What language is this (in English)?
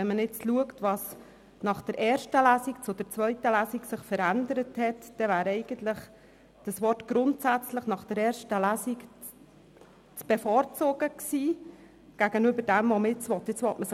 Swiss German